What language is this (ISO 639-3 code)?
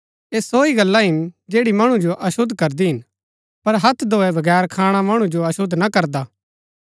gbk